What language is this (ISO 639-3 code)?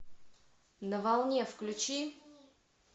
rus